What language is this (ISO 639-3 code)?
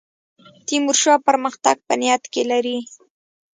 pus